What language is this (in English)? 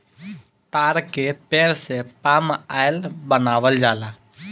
Bhojpuri